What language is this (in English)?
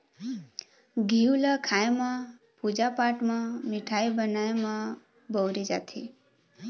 Chhattisgarhi